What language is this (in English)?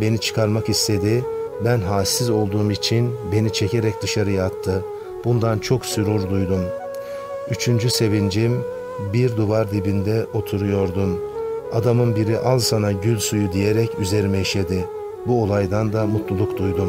Turkish